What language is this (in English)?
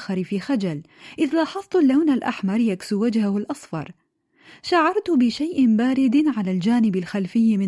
Arabic